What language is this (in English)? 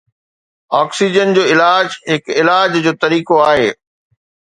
Sindhi